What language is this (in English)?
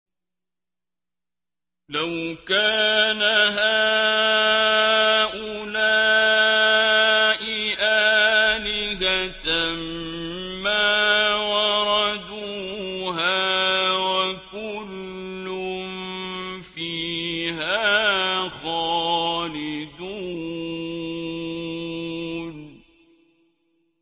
Arabic